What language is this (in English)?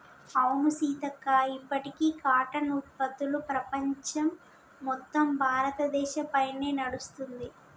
Telugu